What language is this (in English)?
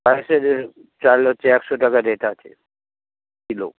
Bangla